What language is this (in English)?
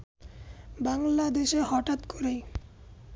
Bangla